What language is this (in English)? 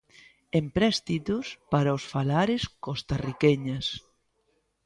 Galician